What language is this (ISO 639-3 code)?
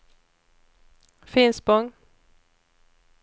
swe